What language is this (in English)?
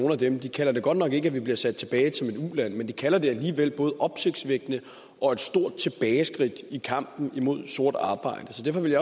Danish